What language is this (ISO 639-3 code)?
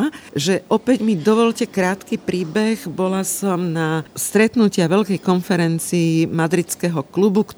slk